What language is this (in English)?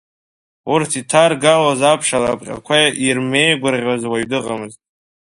Abkhazian